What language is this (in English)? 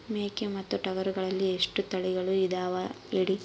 Kannada